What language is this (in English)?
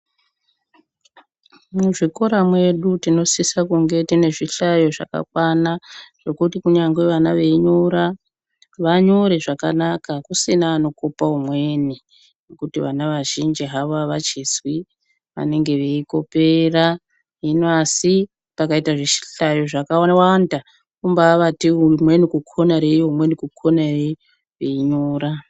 Ndau